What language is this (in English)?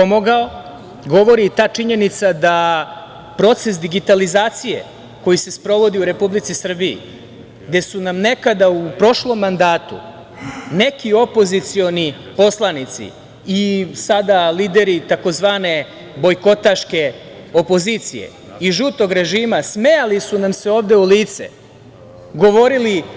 Serbian